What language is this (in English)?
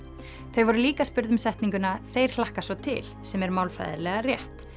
Icelandic